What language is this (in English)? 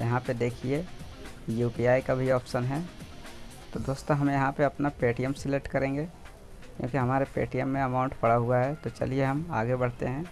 Hindi